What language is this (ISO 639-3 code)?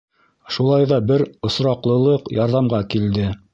bak